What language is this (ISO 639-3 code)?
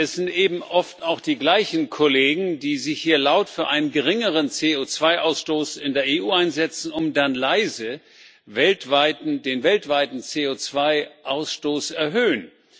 deu